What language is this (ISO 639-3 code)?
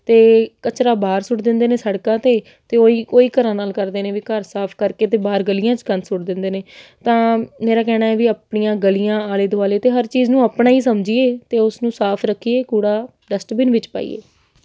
pan